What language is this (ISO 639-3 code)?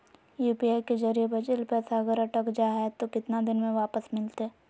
mag